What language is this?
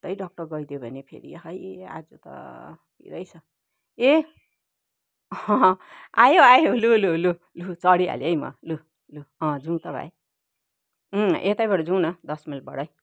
Nepali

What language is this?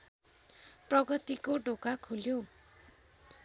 Nepali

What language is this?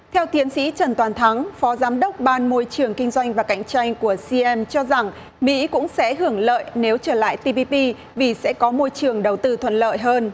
Vietnamese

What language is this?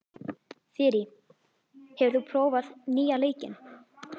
Icelandic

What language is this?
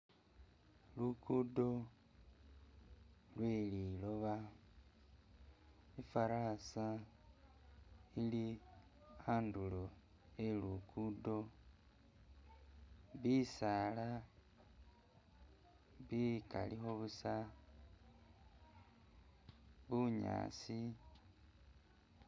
Masaaba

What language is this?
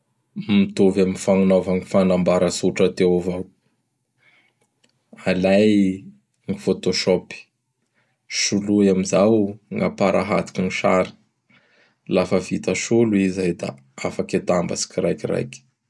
Bara Malagasy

